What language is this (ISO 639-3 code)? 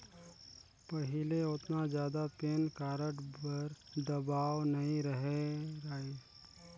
hne